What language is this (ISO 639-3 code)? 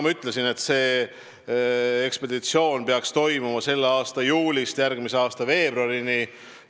est